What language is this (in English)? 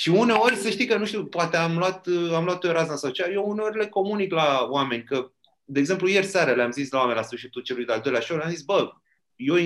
Romanian